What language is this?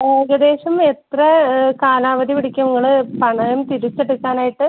Malayalam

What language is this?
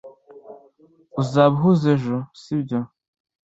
Kinyarwanda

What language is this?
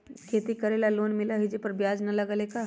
Magahi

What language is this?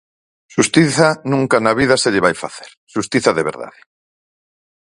Galician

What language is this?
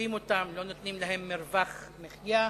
Hebrew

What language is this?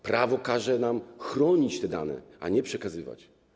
Polish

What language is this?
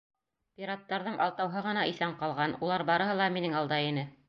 Bashkir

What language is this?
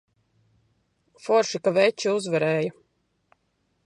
Latvian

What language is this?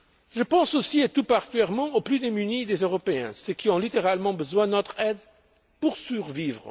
French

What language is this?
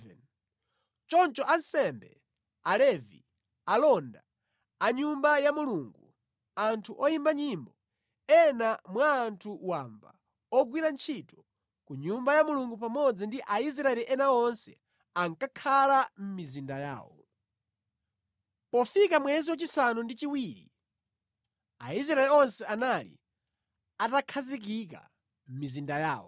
Nyanja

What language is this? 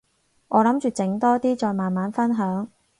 Cantonese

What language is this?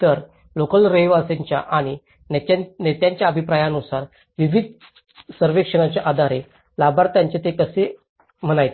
Marathi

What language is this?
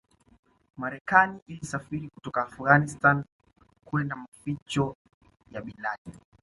Swahili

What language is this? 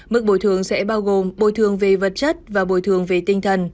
Vietnamese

